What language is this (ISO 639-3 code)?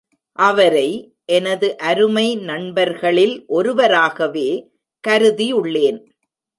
tam